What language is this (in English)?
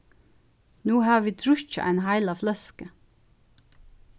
Faroese